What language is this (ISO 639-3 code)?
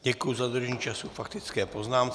ces